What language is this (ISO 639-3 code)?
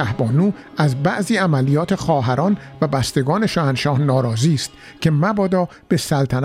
fas